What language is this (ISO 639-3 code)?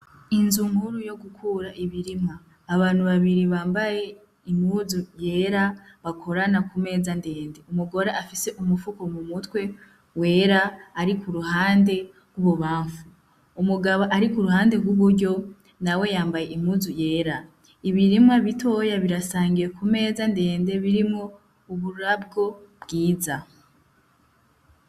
run